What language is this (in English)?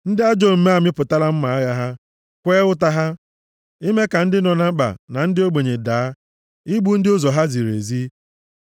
Igbo